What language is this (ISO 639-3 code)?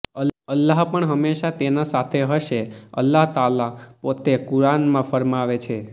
guj